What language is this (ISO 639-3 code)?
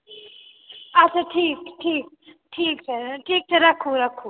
mai